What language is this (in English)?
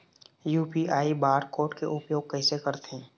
Chhattisgarhi